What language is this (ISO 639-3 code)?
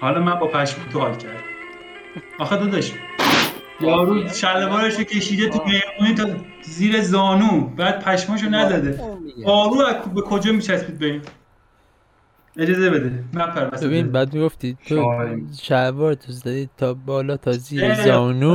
fas